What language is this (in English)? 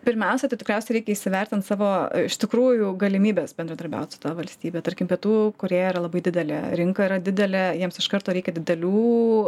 Lithuanian